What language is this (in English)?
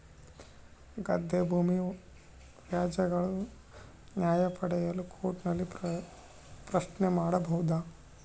Kannada